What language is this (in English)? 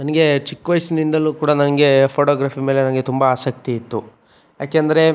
Kannada